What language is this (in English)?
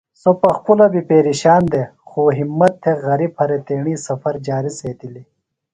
Phalura